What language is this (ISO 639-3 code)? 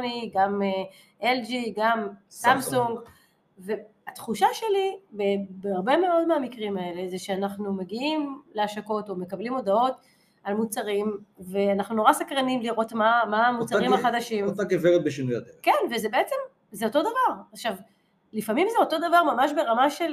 heb